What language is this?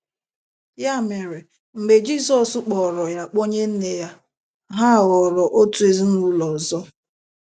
Igbo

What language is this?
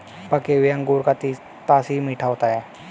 Hindi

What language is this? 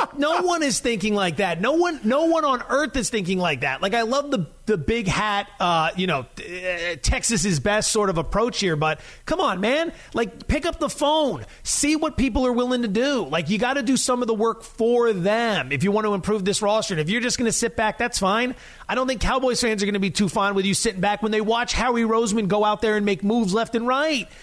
English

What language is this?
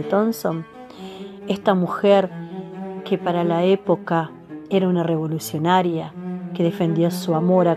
Spanish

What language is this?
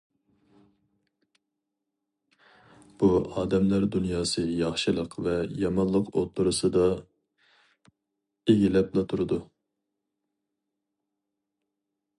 Uyghur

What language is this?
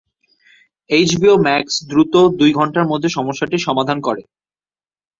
Bangla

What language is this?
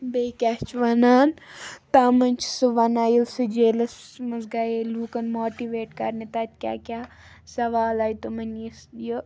Kashmiri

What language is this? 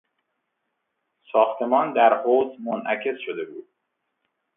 Persian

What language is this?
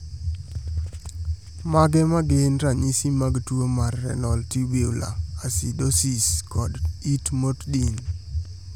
Luo (Kenya and Tanzania)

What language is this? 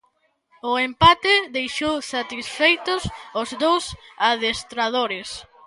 Galician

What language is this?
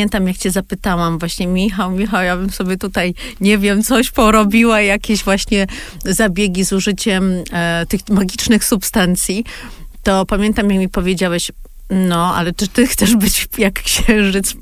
Polish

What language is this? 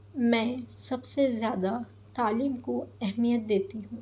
Urdu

